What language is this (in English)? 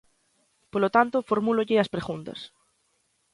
Galician